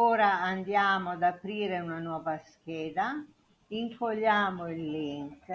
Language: Italian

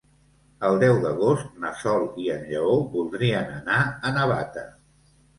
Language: Catalan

